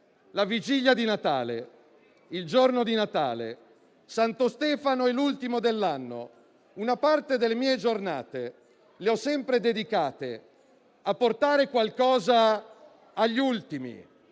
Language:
Italian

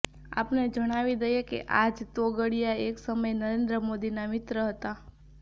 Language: Gujarati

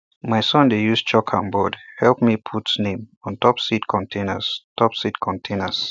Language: Nigerian Pidgin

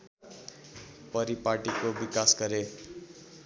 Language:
Nepali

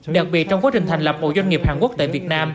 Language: Vietnamese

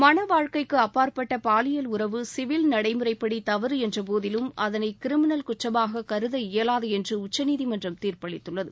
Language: Tamil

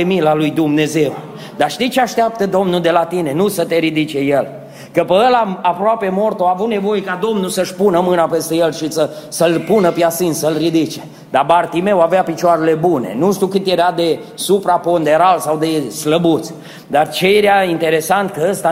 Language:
Romanian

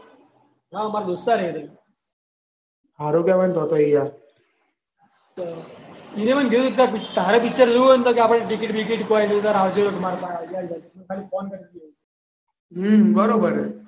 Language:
Gujarati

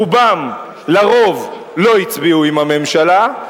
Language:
Hebrew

